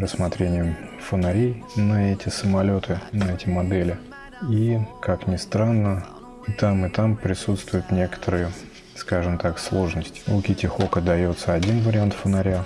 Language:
Russian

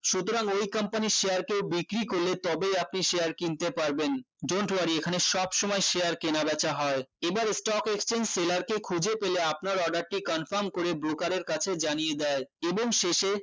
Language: Bangla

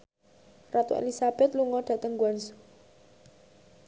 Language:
Javanese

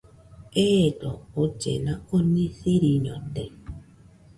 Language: Nüpode Huitoto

